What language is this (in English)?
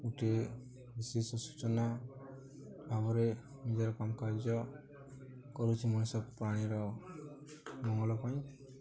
Odia